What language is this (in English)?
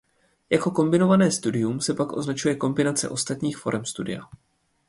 Czech